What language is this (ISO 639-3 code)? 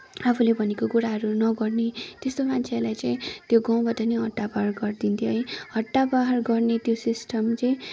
nep